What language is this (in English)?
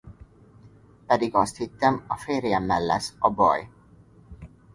Hungarian